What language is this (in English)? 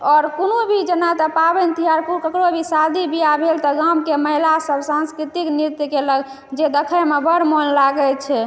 Maithili